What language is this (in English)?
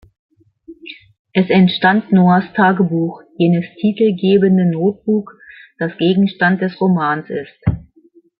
German